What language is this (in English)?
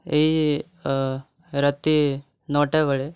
Odia